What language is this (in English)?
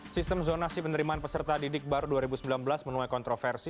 Indonesian